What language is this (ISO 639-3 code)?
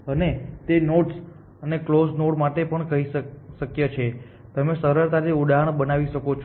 guj